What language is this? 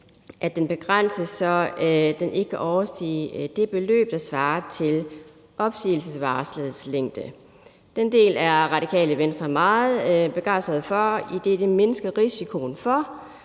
Danish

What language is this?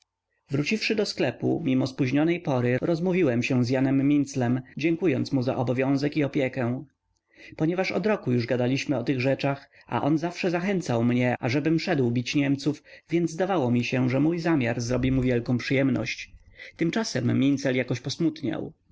Polish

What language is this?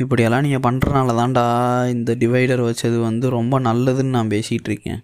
Tamil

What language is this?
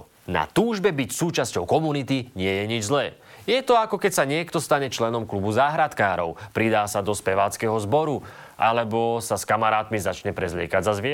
Slovak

